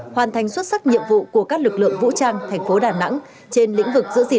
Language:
Vietnamese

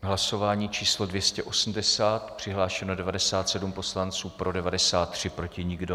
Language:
Czech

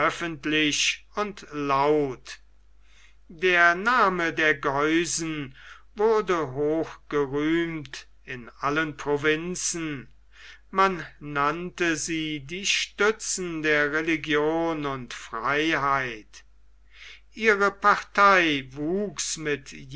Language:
German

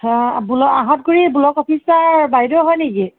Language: Assamese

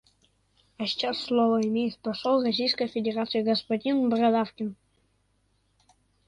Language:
Russian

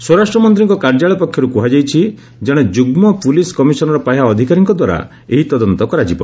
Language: Odia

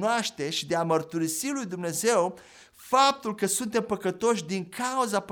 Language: Romanian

